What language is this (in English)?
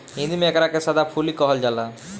Bhojpuri